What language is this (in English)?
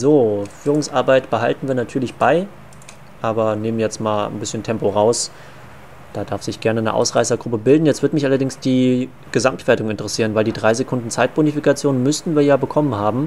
German